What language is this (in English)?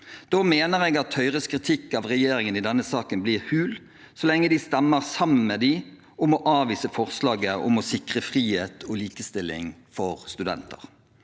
Norwegian